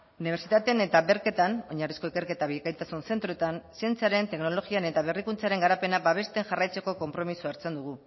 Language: Basque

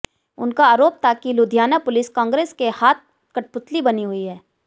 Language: Hindi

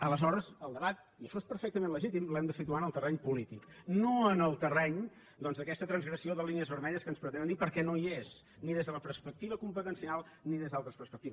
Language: Catalan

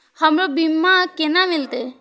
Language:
Maithili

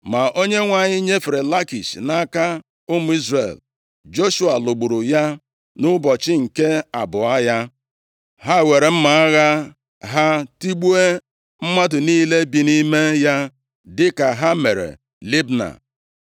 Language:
Igbo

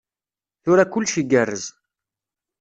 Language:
Kabyle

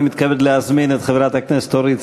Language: Hebrew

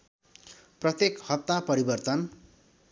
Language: Nepali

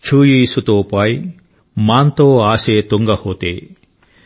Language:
Telugu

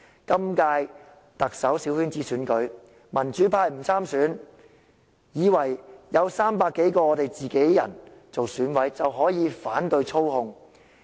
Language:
Cantonese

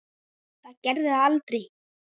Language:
Icelandic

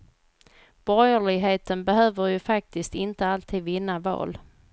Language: Swedish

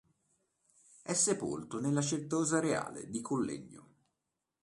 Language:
Italian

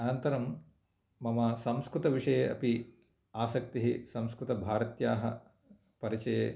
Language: Sanskrit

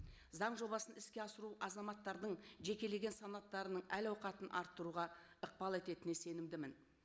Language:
Kazakh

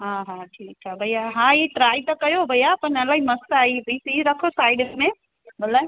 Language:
Sindhi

